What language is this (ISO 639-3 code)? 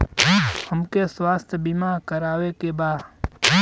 bho